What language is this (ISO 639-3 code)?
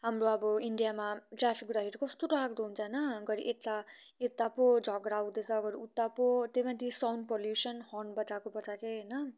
nep